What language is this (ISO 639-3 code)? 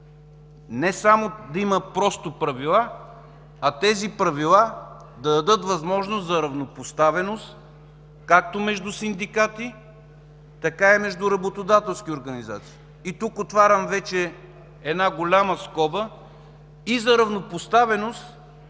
bul